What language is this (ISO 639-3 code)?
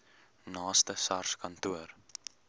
afr